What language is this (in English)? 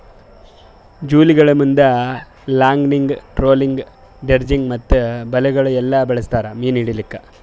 Kannada